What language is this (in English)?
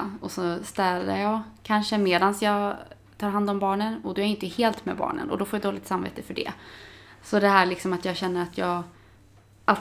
Swedish